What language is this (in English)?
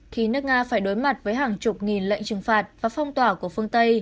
Vietnamese